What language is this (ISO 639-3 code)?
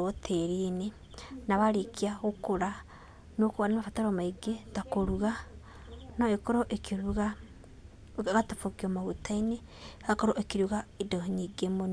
kik